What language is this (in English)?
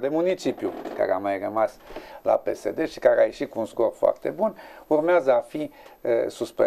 Romanian